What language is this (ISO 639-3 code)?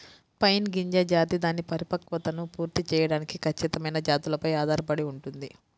tel